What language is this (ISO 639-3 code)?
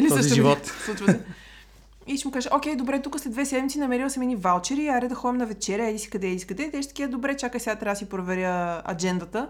bul